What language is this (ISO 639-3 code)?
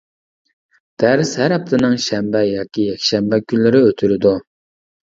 uig